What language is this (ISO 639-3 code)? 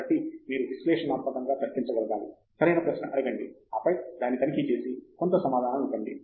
tel